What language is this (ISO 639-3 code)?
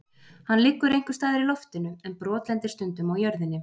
isl